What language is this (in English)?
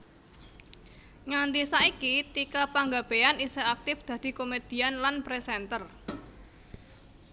Javanese